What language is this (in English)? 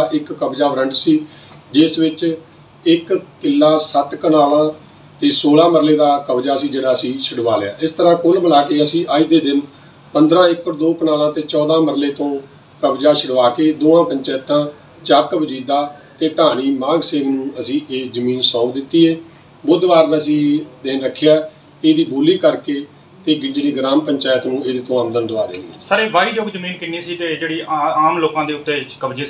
Hindi